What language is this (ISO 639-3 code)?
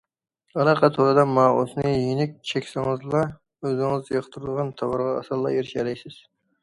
uig